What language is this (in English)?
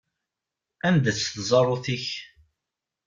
Kabyle